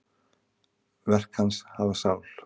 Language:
Icelandic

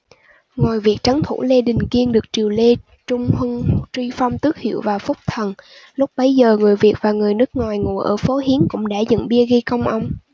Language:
Vietnamese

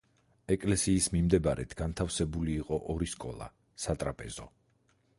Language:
Georgian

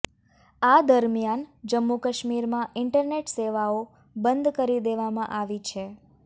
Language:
Gujarati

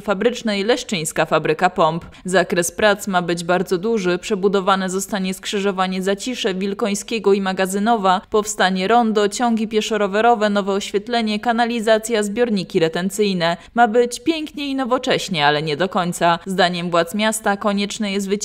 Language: Polish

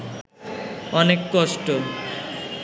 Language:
Bangla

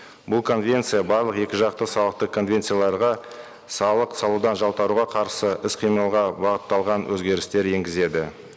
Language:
Kazakh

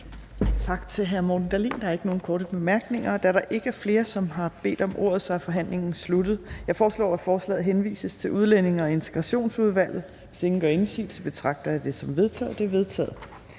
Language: Danish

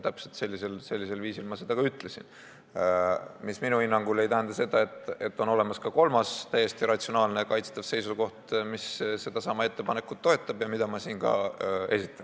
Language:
Estonian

